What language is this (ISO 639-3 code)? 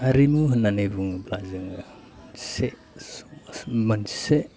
brx